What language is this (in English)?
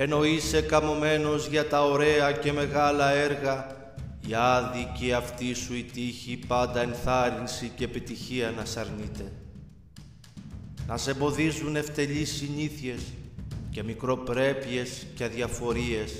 Greek